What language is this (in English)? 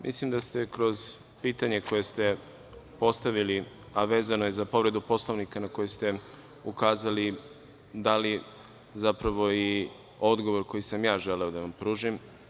Serbian